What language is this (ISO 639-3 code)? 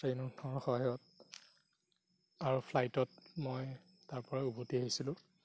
asm